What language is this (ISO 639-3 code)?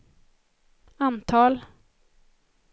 swe